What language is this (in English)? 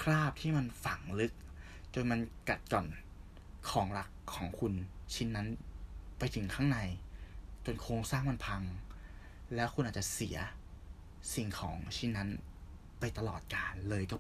Thai